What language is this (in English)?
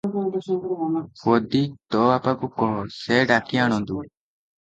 Odia